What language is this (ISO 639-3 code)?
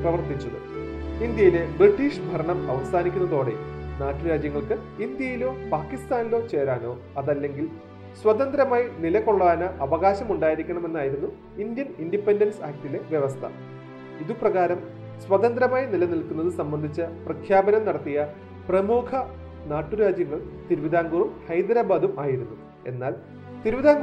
mal